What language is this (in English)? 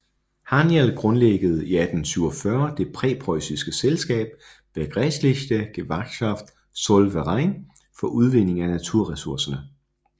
Danish